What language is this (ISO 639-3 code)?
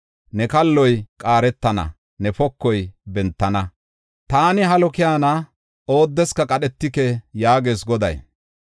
gof